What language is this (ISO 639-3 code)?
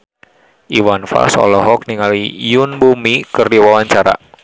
sun